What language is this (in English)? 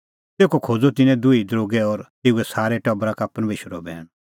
Kullu Pahari